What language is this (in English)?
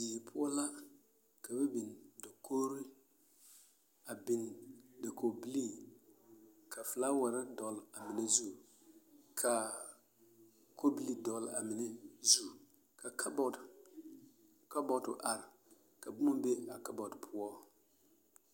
Southern Dagaare